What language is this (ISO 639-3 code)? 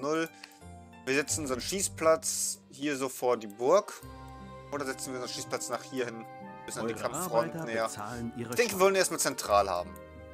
deu